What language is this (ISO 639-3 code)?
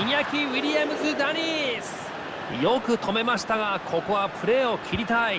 jpn